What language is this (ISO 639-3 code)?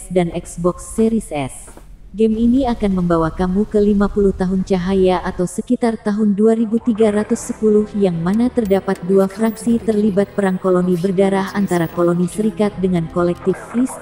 ind